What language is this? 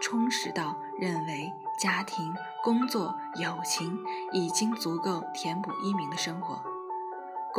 Chinese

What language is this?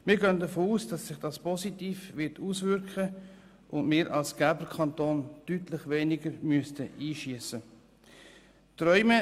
Swiss German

